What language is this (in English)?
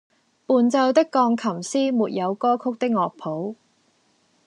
Cantonese